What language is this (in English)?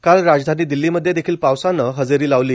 Marathi